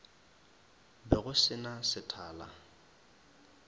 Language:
Northern Sotho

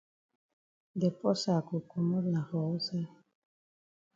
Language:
Cameroon Pidgin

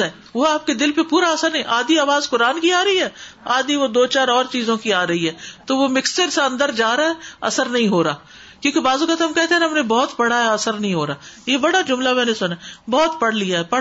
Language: Urdu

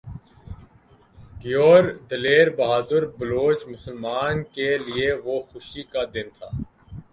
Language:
Urdu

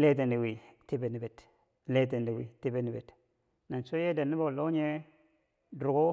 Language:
Bangwinji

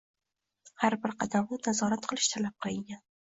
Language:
Uzbek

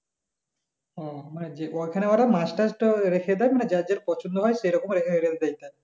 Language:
Bangla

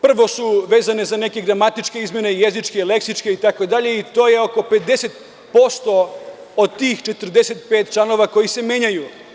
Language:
Serbian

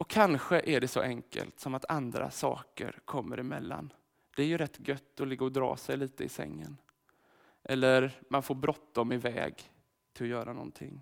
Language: Swedish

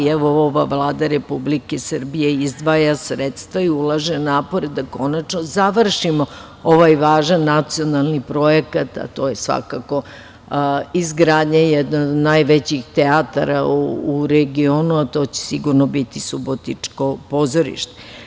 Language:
Serbian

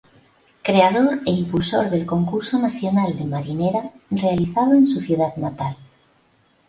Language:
Spanish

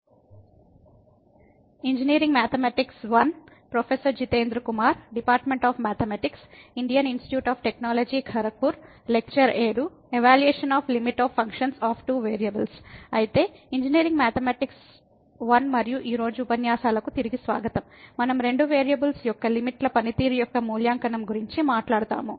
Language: Telugu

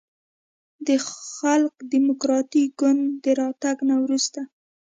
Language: Pashto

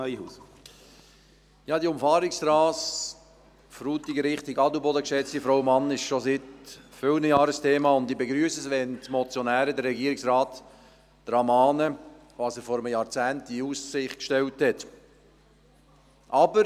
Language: Swiss German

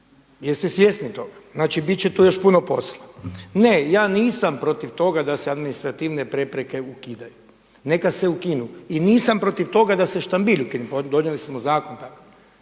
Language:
Croatian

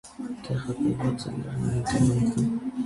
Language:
Armenian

